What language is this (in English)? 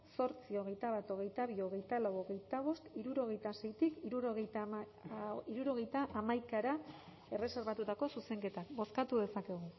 Basque